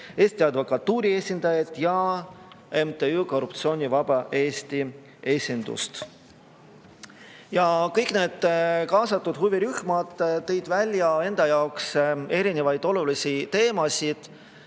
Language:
Estonian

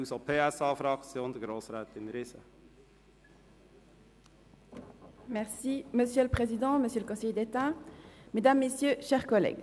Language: Swiss German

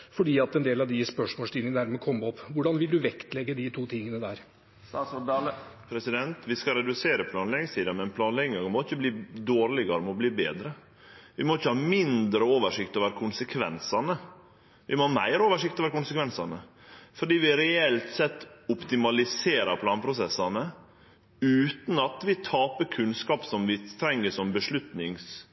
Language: Norwegian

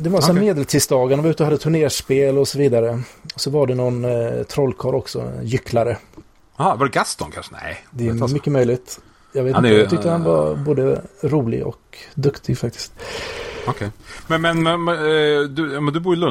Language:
Swedish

